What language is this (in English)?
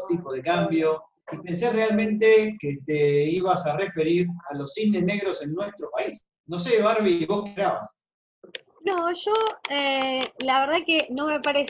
Spanish